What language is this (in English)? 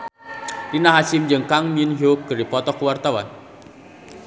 Sundanese